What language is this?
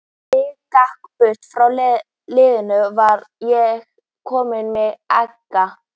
Icelandic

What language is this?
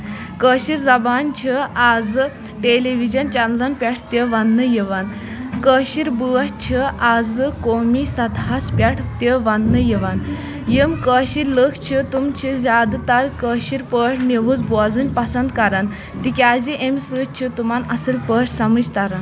Kashmiri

